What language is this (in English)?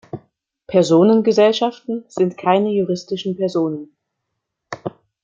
German